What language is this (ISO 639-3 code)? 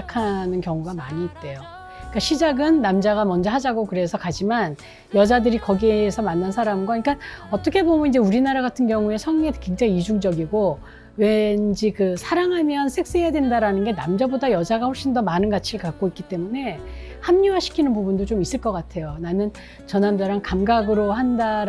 kor